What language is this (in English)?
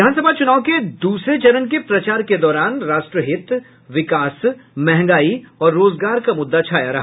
Hindi